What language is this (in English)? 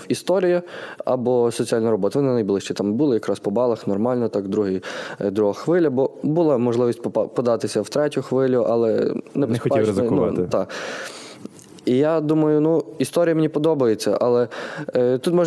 Ukrainian